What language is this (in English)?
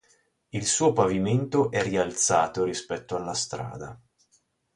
Italian